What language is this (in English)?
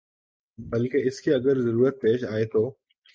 Urdu